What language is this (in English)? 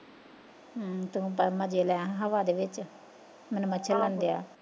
Punjabi